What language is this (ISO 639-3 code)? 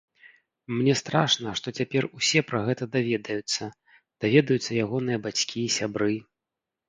bel